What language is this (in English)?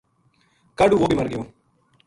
Gujari